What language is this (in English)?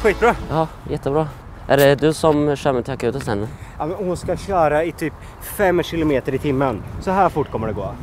Swedish